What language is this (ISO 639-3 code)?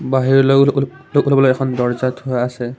asm